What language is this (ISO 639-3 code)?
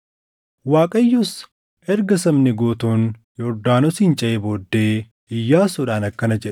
orm